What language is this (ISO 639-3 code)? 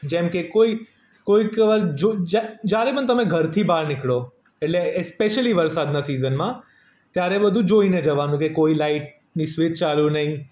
guj